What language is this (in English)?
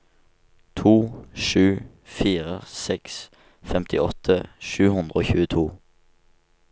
Norwegian